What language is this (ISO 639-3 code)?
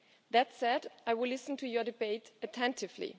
eng